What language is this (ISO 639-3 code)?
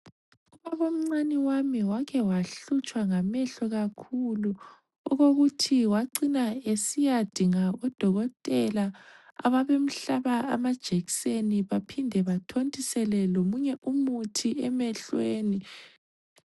nde